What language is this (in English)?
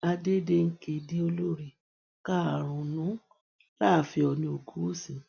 Yoruba